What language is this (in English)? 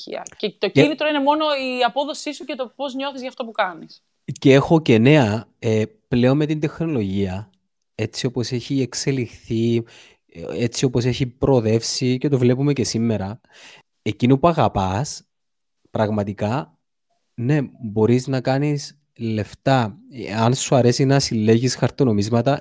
Greek